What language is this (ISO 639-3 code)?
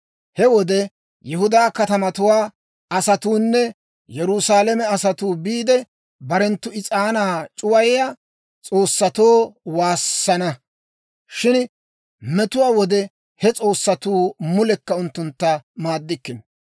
dwr